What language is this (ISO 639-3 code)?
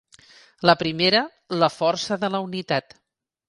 cat